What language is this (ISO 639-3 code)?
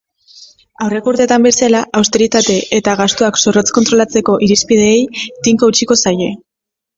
eus